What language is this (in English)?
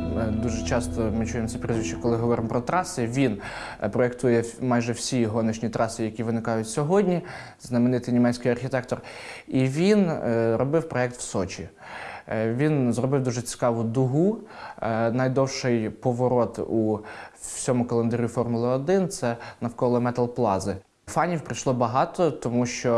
Ukrainian